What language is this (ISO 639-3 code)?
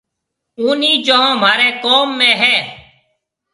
mve